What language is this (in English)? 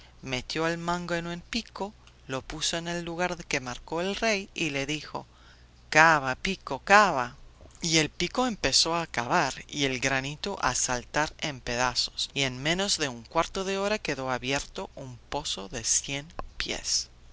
Spanish